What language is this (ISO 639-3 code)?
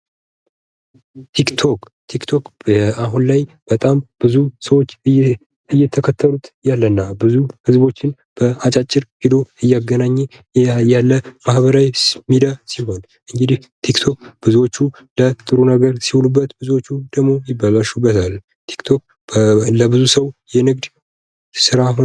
amh